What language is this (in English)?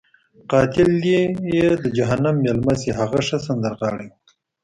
Pashto